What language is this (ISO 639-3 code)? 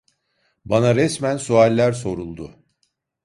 tur